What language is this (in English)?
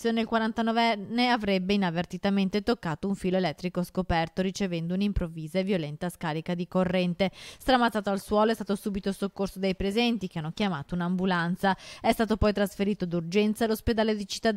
Italian